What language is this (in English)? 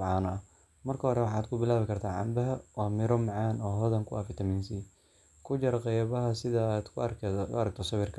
Somali